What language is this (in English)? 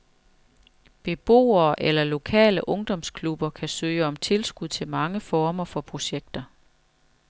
Danish